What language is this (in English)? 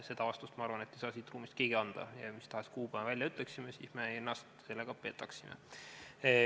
Estonian